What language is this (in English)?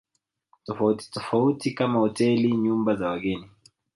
Swahili